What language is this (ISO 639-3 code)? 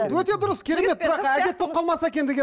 kaz